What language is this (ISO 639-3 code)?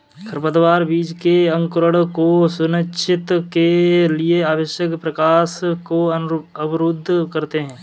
hin